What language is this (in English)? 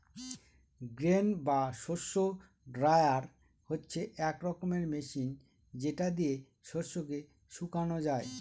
Bangla